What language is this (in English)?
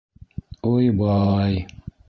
Bashkir